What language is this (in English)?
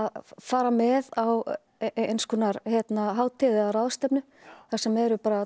Icelandic